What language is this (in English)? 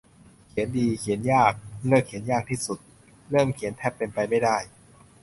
Thai